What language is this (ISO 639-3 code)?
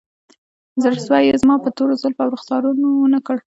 pus